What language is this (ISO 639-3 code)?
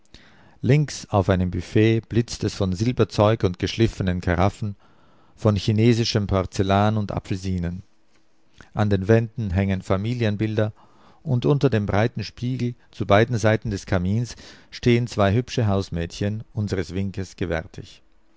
deu